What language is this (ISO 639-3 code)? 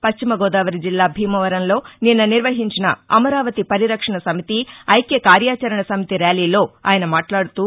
tel